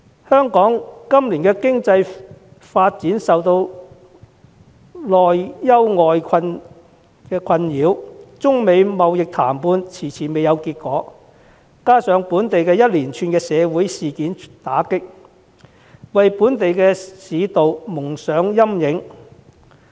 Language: Cantonese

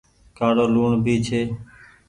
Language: Goaria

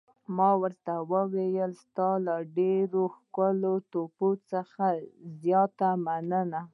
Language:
Pashto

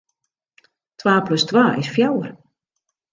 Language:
Western Frisian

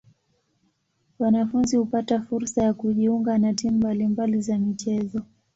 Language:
Swahili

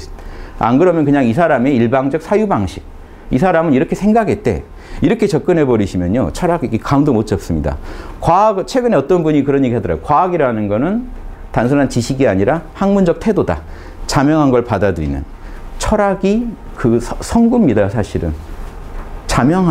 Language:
Korean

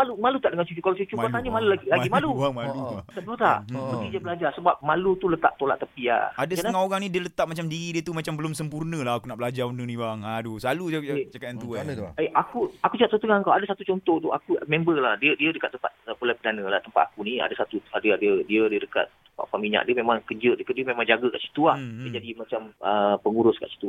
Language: Malay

